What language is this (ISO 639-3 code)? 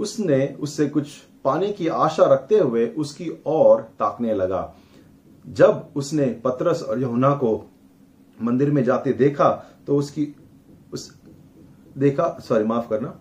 hin